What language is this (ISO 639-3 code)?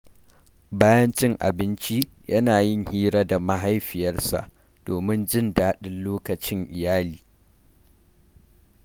hau